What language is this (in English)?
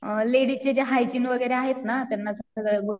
Marathi